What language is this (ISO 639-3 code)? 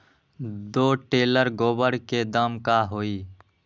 mag